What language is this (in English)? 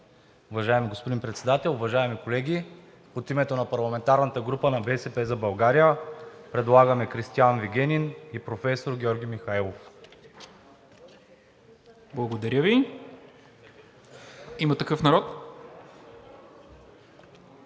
Bulgarian